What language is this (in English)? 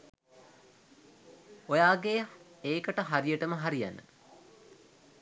Sinhala